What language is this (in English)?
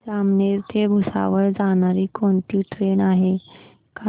Marathi